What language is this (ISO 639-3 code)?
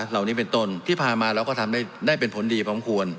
tha